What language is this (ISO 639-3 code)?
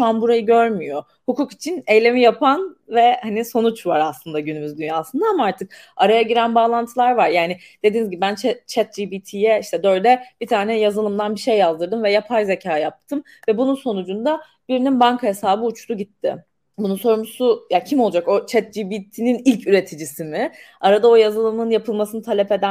tur